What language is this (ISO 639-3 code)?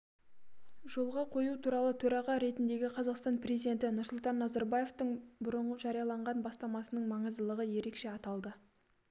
kaz